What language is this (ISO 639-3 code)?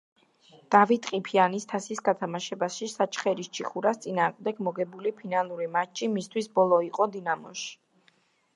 kat